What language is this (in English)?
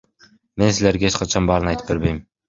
Kyrgyz